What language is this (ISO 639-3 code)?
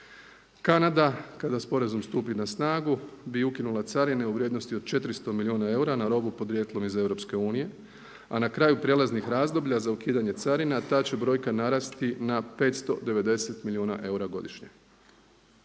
hrv